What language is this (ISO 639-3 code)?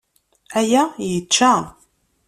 kab